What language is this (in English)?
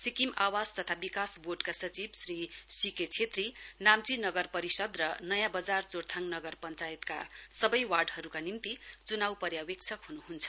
Nepali